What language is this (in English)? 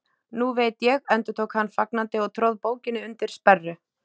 Icelandic